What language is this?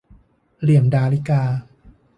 Thai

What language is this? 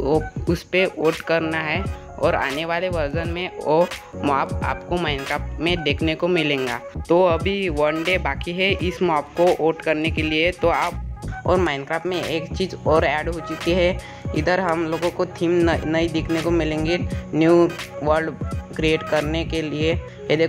Hindi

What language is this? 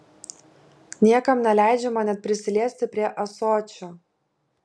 Lithuanian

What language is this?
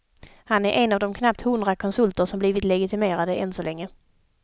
Swedish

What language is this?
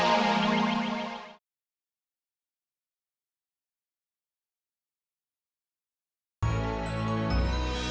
Indonesian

